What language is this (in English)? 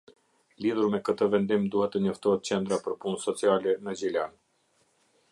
Albanian